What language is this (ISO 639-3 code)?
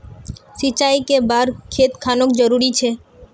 mag